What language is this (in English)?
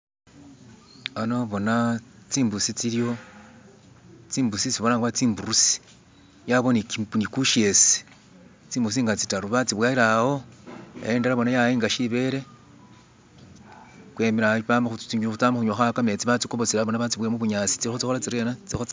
Masaaba